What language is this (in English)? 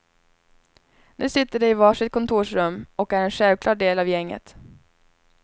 Swedish